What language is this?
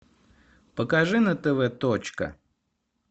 Russian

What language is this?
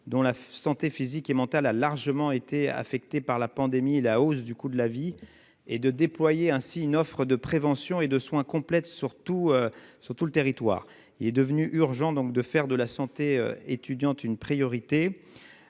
French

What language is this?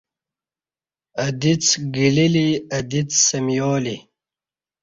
Kati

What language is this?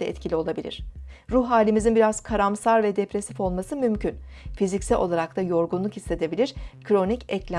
Turkish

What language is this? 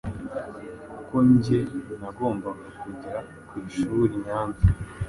Kinyarwanda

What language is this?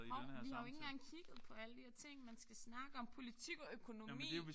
Danish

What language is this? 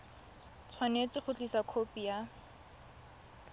Tswana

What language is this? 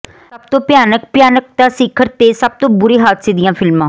Punjabi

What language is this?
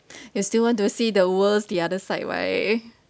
English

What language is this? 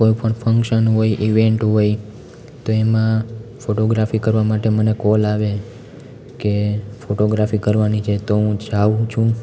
Gujarati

